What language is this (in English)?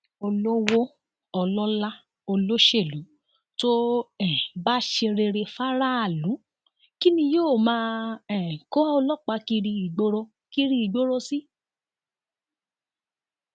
Yoruba